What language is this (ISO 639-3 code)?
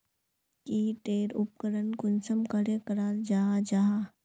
mag